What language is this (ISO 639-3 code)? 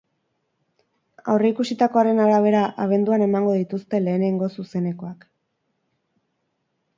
eus